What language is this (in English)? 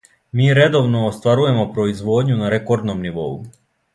Serbian